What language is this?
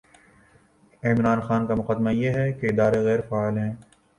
Urdu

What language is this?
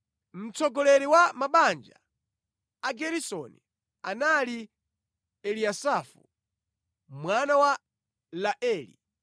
Nyanja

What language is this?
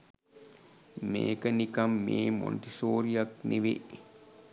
Sinhala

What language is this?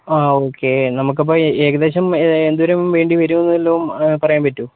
Malayalam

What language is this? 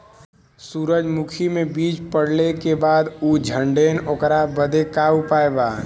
Bhojpuri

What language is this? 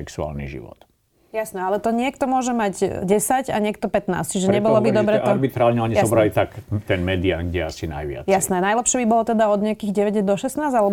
Slovak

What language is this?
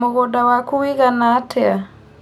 Kikuyu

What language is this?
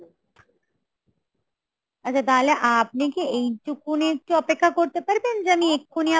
Bangla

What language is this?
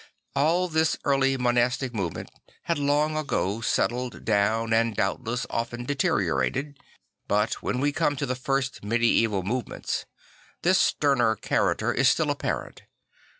English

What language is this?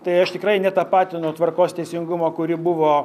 Lithuanian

